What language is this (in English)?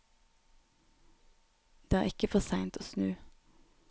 Norwegian